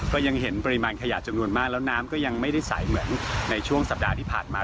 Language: Thai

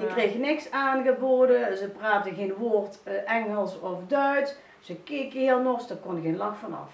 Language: Dutch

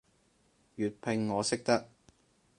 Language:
Cantonese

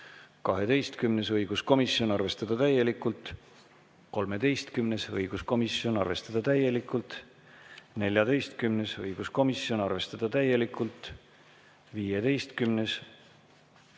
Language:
Estonian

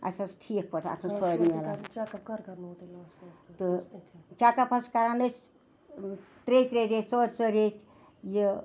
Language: Kashmiri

